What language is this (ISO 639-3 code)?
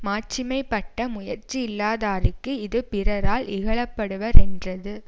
tam